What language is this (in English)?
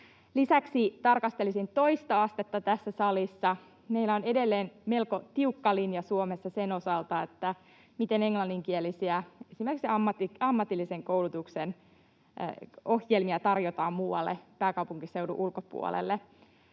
Finnish